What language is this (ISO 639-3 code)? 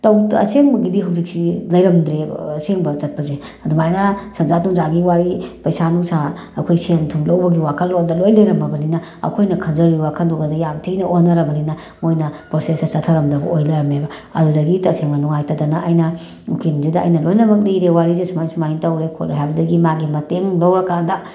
mni